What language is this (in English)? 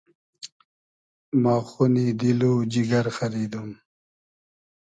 Hazaragi